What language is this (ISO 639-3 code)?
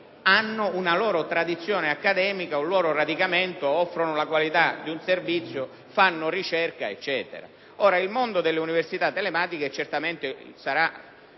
ita